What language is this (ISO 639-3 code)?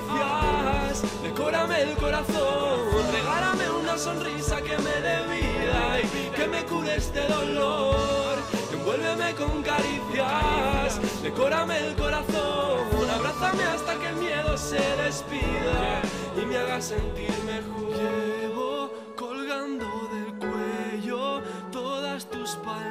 spa